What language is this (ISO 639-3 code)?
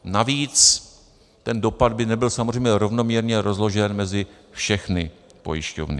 ces